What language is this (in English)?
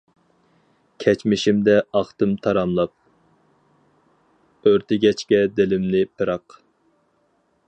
Uyghur